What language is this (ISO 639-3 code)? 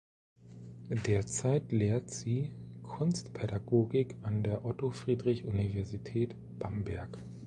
deu